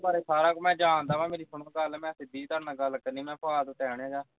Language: Punjabi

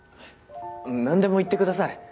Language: Japanese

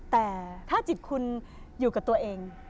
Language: Thai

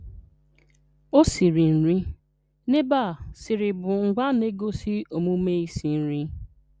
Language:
Igbo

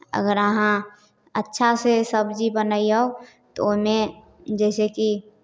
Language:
Maithili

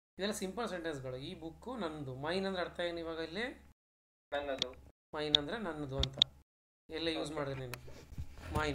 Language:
Kannada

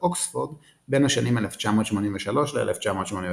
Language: Hebrew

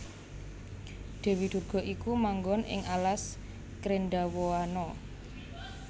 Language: Javanese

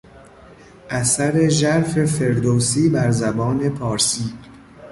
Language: Persian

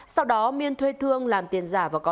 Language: Vietnamese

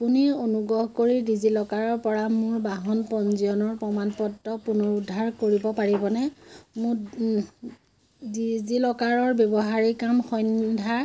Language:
Assamese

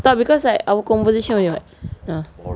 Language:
English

